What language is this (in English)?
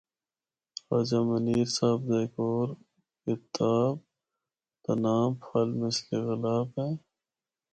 Northern Hindko